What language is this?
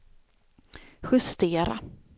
Swedish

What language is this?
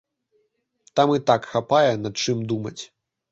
Belarusian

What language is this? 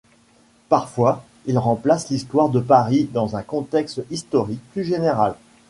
French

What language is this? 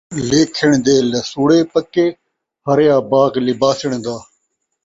Saraiki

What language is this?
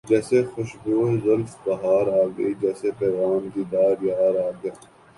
Urdu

